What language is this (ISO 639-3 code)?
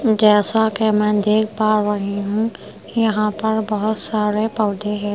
hin